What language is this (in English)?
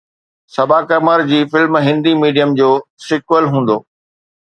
Sindhi